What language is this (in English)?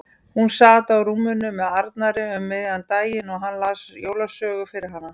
Icelandic